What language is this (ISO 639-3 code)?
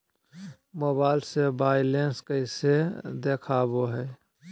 mag